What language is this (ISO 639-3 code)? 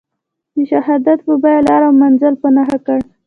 pus